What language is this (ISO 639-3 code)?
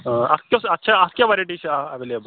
kas